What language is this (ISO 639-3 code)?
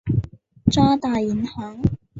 zho